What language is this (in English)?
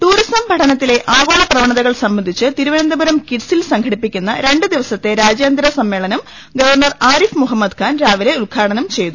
Malayalam